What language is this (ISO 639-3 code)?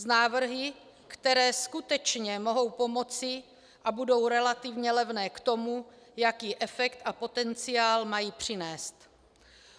ces